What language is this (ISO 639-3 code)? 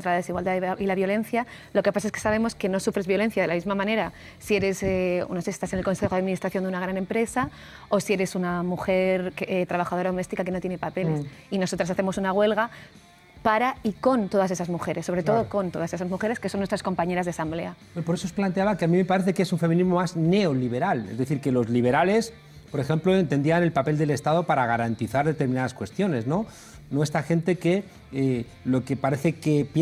spa